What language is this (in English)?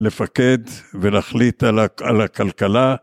Hebrew